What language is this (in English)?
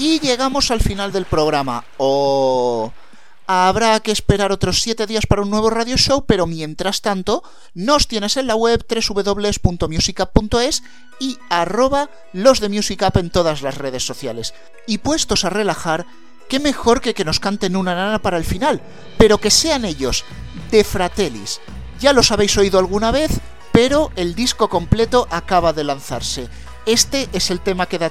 Spanish